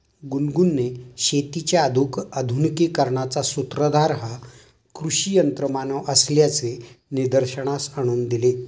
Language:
Marathi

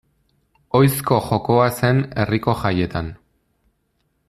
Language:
Basque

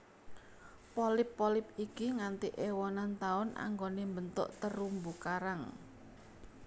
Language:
Javanese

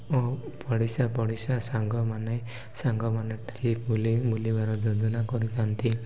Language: Odia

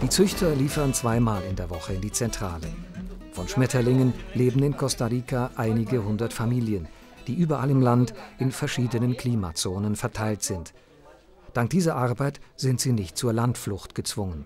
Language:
German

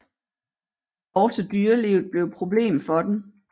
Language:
Danish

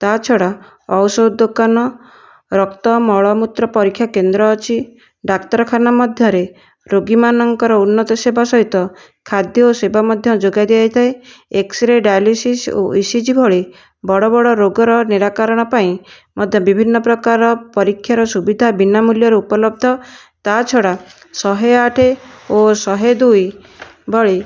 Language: Odia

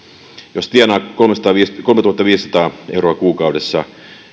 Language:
Finnish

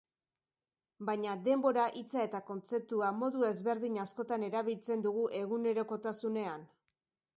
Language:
Basque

